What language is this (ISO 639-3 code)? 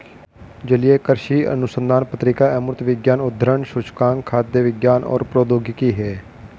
hin